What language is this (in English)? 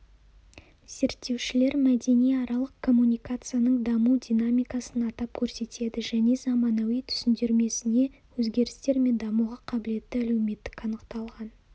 Kazakh